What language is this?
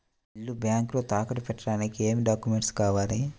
Telugu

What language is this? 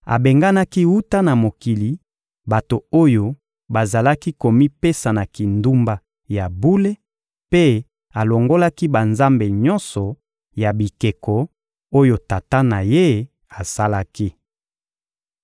Lingala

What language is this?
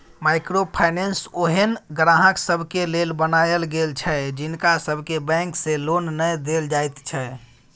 Maithili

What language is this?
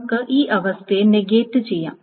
Malayalam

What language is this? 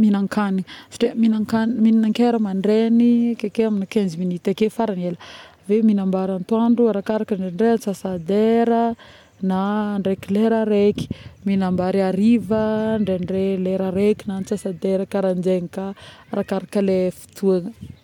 Northern Betsimisaraka Malagasy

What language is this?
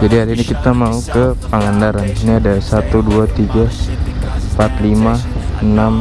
Indonesian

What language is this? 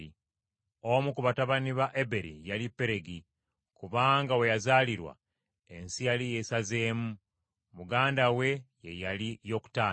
Ganda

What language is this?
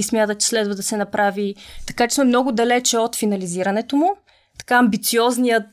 Bulgarian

